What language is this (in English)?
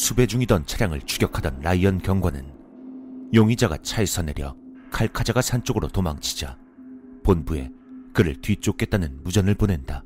Korean